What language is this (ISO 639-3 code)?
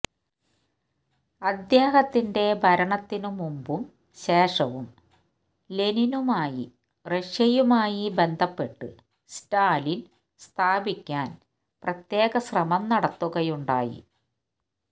mal